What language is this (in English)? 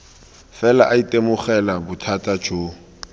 Tswana